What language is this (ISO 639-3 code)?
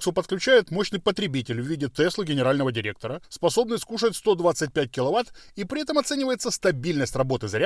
rus